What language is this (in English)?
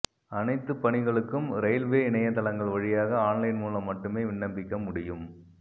Tamil